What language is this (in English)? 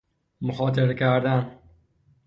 Persian